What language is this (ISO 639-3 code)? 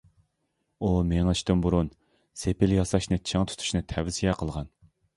uig